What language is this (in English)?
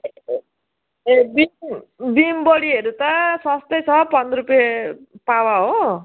Nepali